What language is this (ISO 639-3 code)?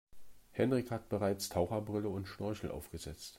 deu